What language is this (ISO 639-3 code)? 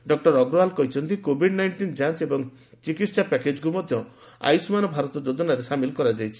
ori